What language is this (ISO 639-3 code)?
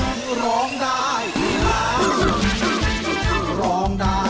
tha